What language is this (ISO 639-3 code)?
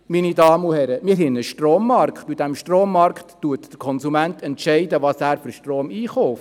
gsw